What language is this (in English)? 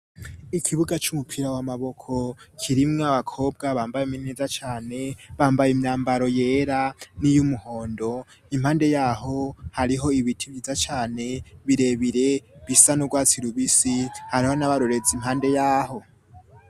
Rundi